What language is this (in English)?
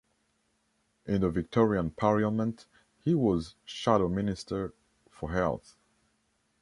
English